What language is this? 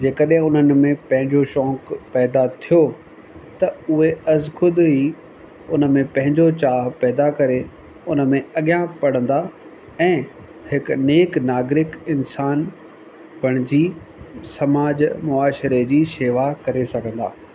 Sindhi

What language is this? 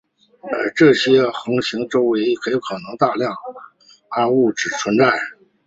Chinese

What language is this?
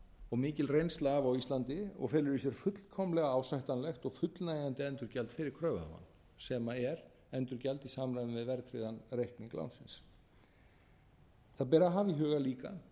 Icelandic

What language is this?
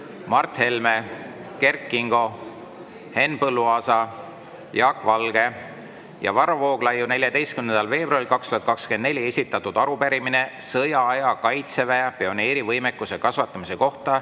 Estonian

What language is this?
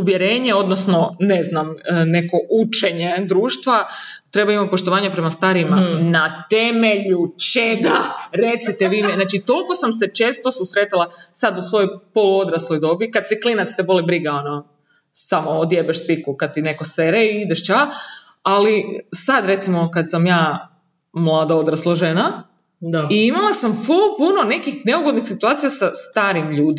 Croatian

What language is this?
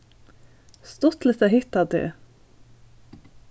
Faroese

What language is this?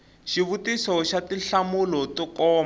Tsonga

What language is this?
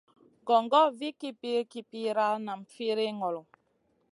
Masana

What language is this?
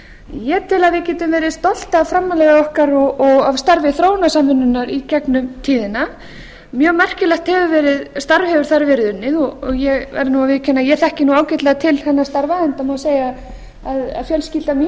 Icelandic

